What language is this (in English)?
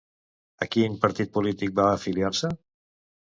Catalan